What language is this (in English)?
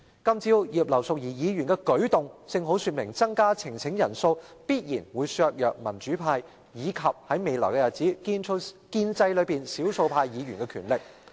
Cantonese